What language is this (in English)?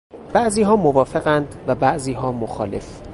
Persian